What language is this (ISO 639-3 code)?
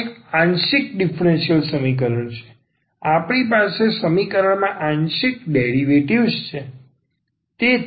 guj